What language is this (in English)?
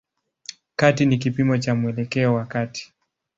Swahili